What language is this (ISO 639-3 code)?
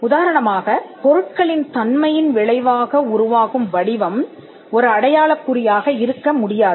tam